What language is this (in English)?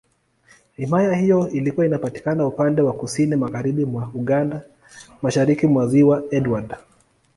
Swahili